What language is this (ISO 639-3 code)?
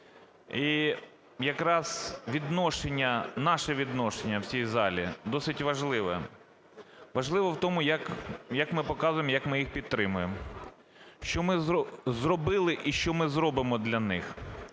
ukr